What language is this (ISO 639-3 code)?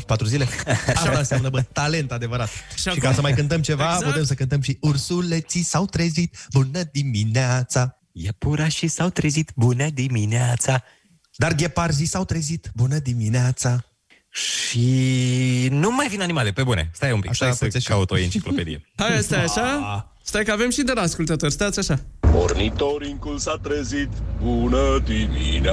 ron